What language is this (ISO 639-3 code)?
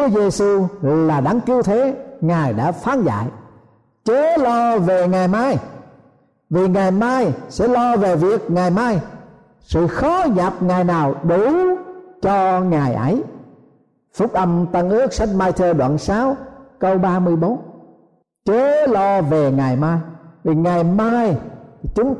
vie